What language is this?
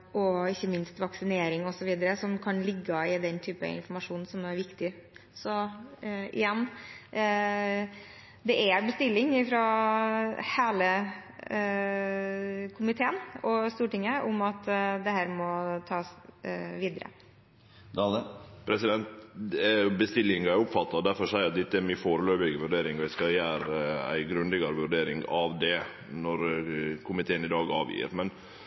Norwegian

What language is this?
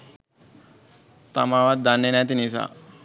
Sinhala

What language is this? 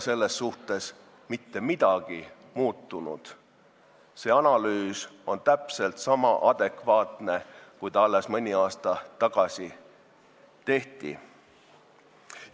Estonian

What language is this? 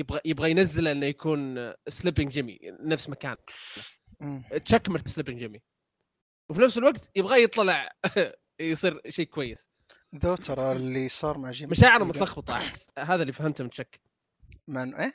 Arabic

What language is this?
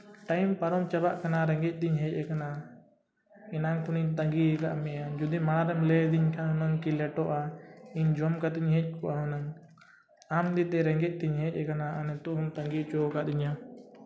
Santali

